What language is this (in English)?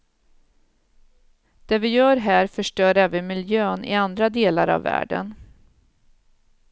Swedish